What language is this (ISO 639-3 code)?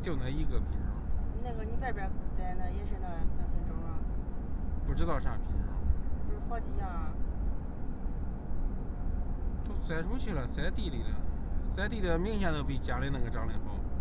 zho